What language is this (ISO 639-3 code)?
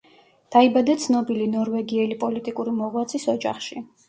kat